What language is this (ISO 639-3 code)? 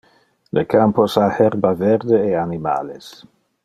ina